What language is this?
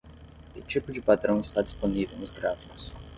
Portuguese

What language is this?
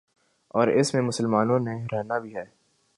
Urdu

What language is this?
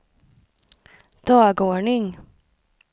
Swedish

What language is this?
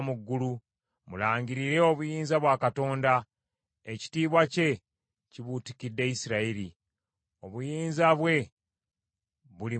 Ganda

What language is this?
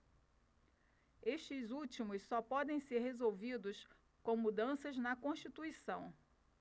Portuguese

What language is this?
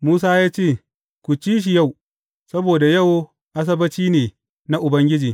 Hausa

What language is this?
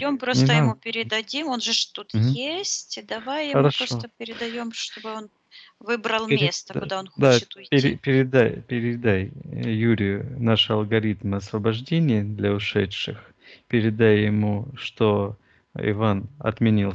Russian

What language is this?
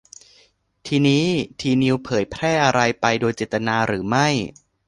Thai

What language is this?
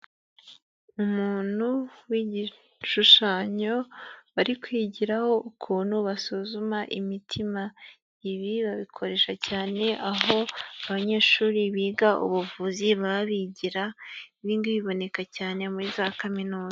Kinyarwanda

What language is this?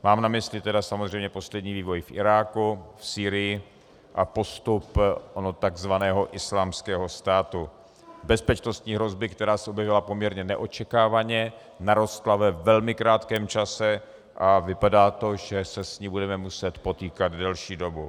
Czech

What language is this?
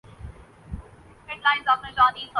Urdu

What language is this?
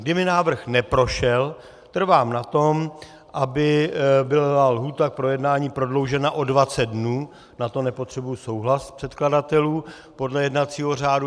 Czech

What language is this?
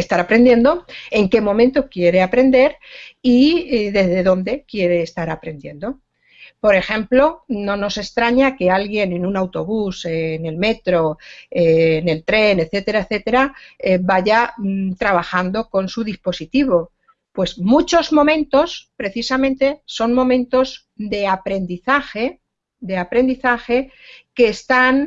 Spanish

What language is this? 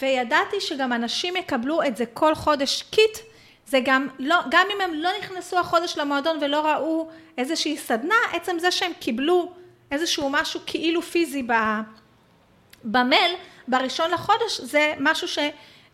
Hebrew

